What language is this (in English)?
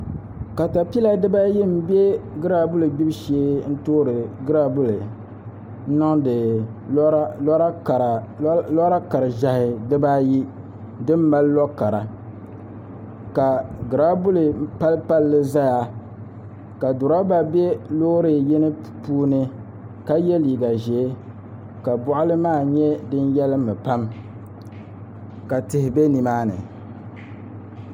Dagbani